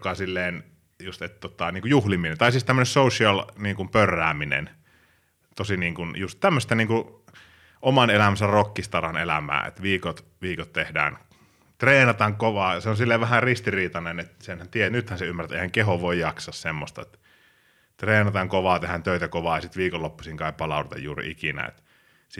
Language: Finnish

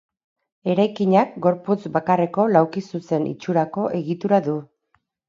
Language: Basque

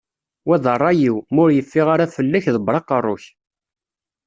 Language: Kabyle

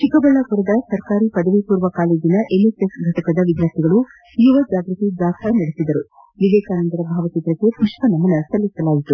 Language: Kannada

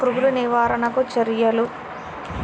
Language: Telugu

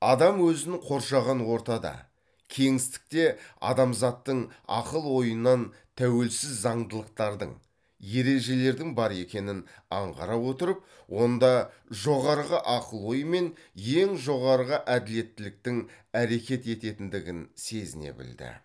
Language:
Kazakh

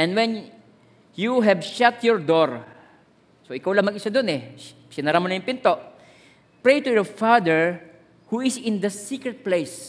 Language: Filipino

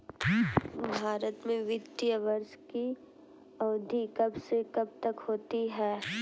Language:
Hindi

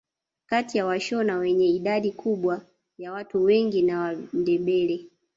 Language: Swahili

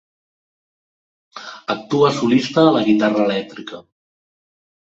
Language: Catalan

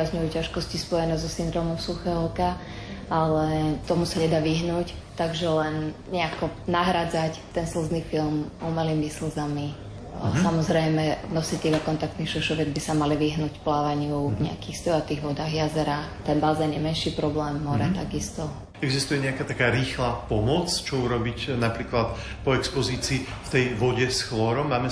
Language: Slovak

